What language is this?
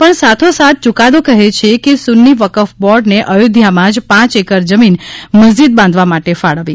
Gujarati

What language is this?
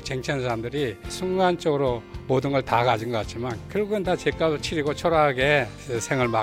Korean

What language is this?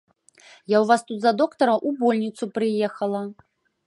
Belarusian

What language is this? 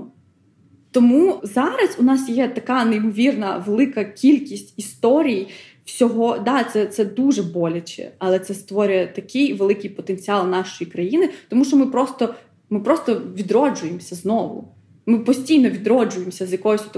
Ukrainian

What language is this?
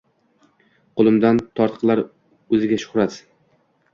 Uzbek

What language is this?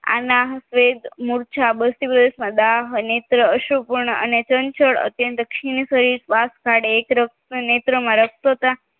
Gujarati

